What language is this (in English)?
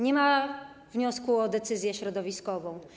Polish